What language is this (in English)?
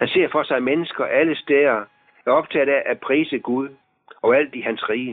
Danish